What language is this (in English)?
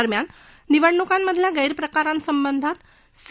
Marathi